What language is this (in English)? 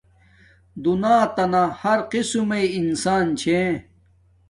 Domaaki